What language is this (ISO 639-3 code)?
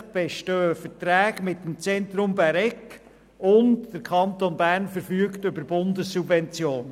gsw